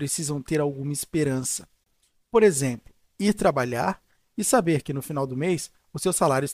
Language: Portuguese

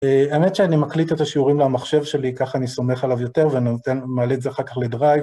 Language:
Hebrew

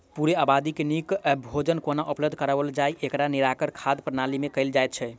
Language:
Maithili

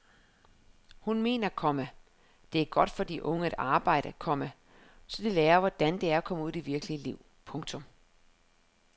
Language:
Danish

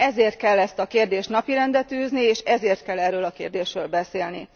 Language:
Hungarian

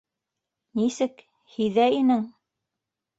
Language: Bashkir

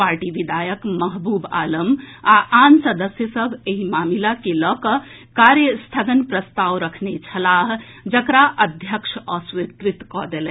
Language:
Maithili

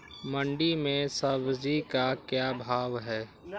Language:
Magahi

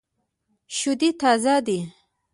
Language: Pashto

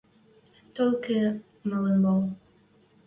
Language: Western Mari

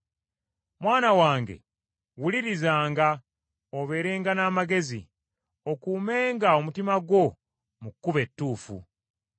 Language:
Ganda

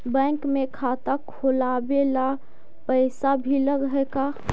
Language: Magahi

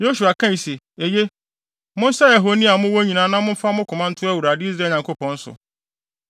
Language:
Akan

